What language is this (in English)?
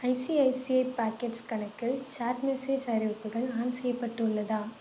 Tamil